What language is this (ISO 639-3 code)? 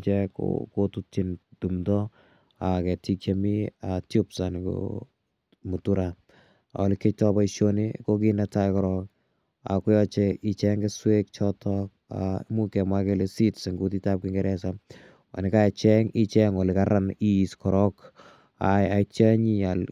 kln